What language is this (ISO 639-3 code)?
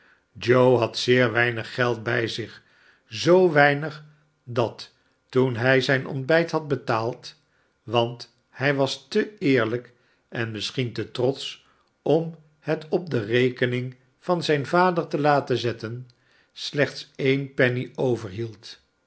nld